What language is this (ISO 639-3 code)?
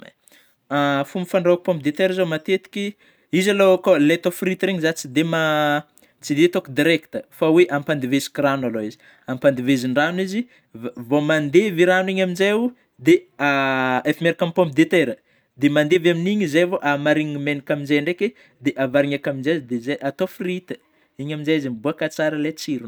bmm